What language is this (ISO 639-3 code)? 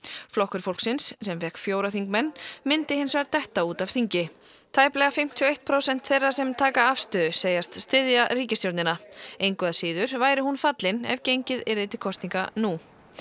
isl